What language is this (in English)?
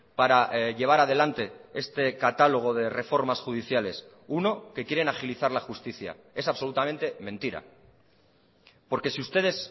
Spanish